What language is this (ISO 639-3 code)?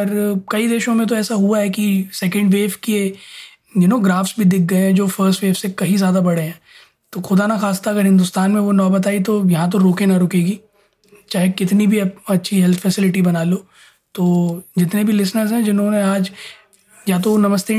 hin